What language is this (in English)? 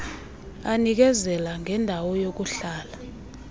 Xhosa